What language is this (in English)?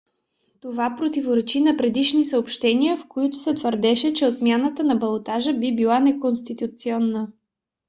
Bulgarian